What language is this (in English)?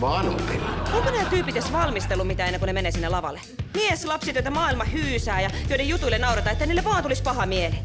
Finnish